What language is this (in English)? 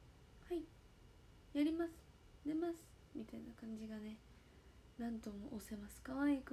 Japanese